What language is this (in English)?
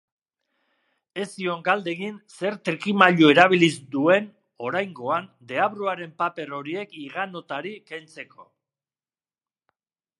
Basque